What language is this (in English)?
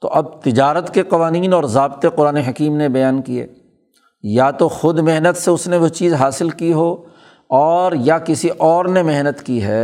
Urdu